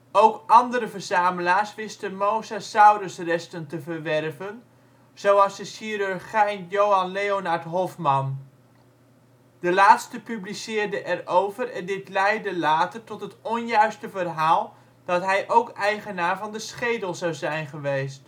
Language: Dutch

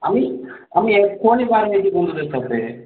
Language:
Bangla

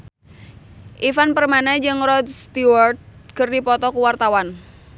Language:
Sundanese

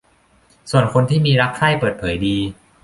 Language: Thai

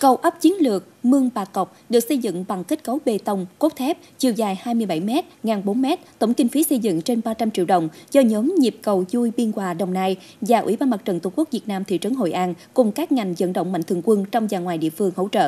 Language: Vietnamese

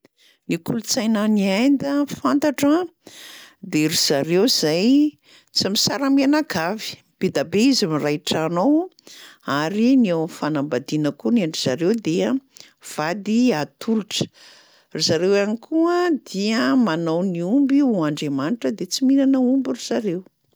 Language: Malagasy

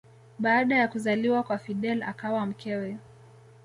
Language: Swahili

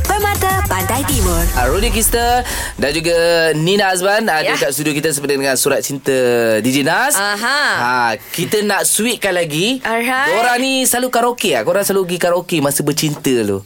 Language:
Malay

